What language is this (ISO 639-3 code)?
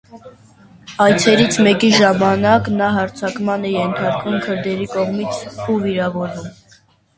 hye